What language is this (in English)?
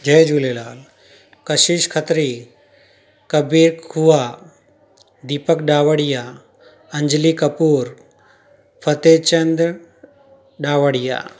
Sindhi